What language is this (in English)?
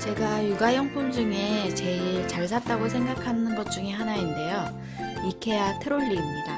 Korean